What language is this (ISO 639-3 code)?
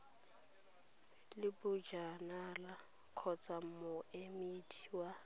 tsn